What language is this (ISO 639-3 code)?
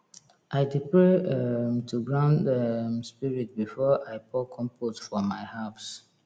pcm